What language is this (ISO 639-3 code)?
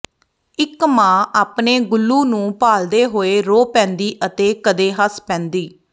pan